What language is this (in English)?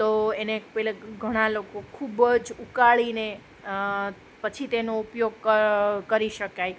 Gujarati